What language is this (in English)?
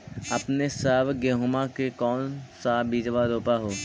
Magahi